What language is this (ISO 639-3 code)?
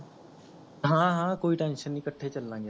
pan